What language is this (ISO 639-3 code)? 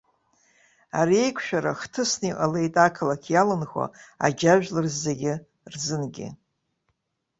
abk